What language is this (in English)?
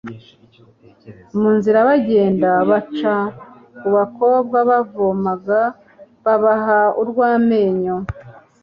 Kinyarwanda